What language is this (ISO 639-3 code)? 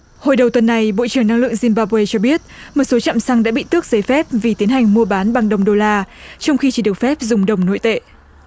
vie